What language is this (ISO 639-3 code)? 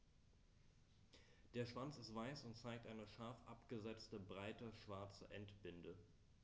deu